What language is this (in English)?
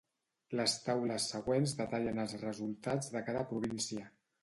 Catalan